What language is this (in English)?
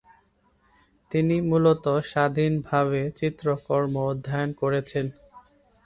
Bangla